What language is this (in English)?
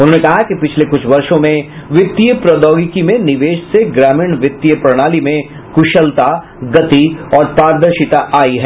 Hindi